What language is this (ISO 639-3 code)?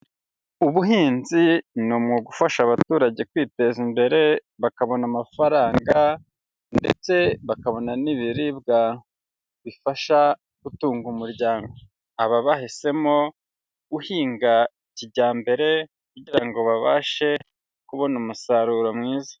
kin